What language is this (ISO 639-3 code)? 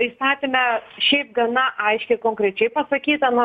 lit